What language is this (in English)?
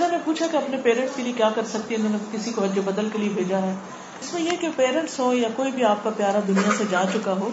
Urdu